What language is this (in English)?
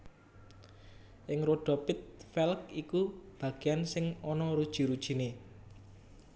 Javanese